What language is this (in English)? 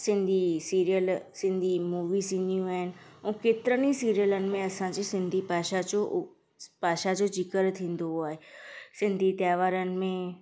Sindhi